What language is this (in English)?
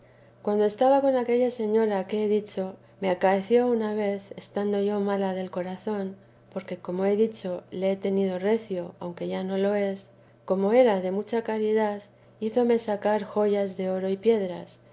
Spanish